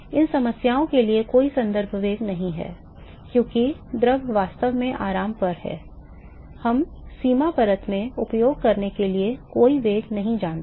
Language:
Hindi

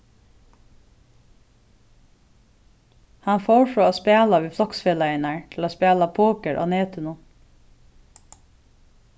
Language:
Faroese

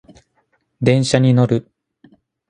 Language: Japanese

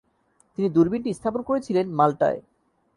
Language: Bangla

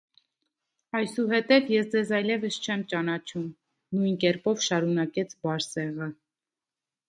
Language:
Armenian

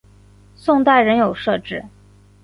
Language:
Chinese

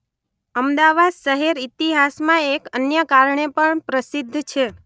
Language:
Gujarati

